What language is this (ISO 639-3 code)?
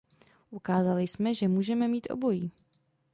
ces